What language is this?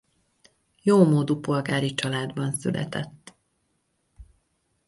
Hungarian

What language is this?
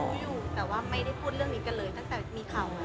Thai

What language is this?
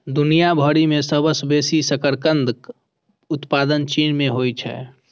Maithili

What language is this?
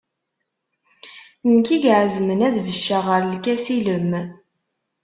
Kabyle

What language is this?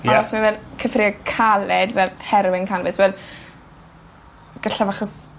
Welsh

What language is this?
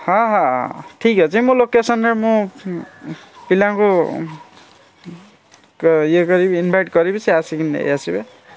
Odia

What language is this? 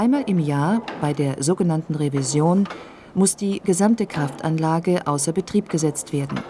German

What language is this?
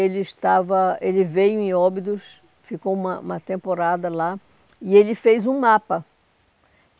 Portuguese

